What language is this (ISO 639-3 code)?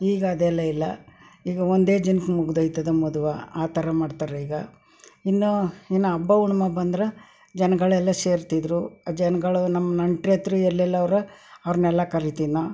kan